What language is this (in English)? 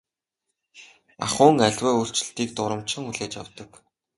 Mongolian